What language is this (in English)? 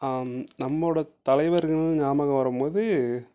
Tamil